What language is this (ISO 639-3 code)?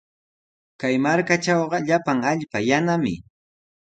qws